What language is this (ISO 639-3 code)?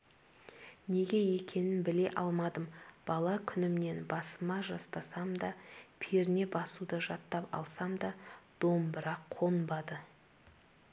kaz